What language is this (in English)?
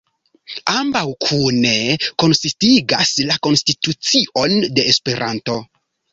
Esperanto